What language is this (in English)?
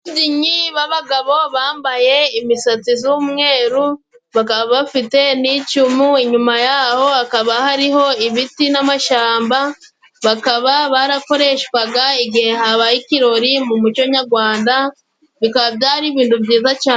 Kinyarwanda